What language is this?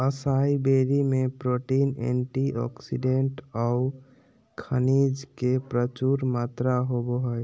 Magahi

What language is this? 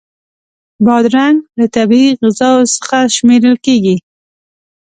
Pashto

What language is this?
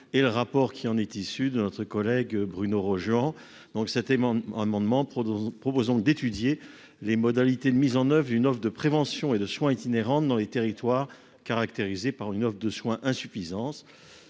French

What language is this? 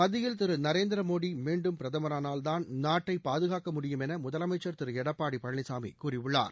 Tamil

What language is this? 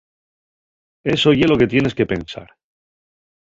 Asturian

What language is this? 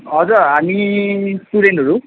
Nepali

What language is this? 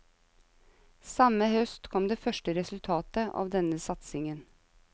Norwegian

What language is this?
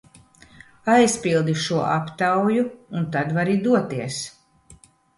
Latvian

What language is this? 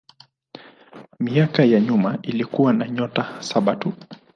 Swahili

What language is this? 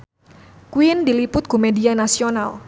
Sundanese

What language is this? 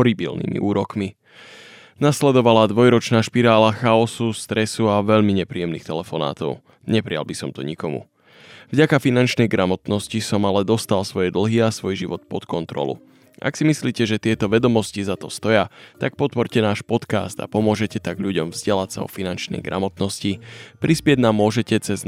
Slovak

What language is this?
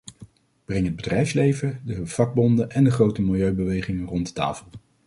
Dutch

